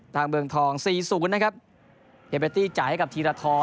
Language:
Thai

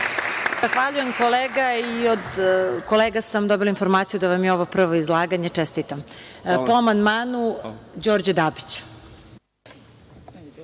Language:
Serbian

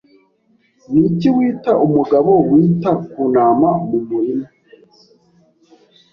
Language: Kinyarwanda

